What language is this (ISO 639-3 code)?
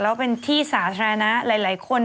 tha